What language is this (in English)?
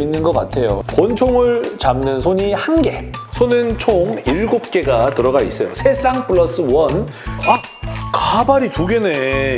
Korean